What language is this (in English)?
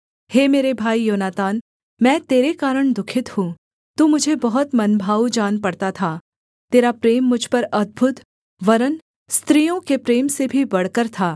Hindi